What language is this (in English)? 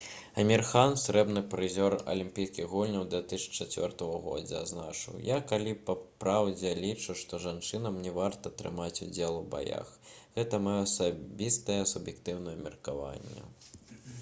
Belarusian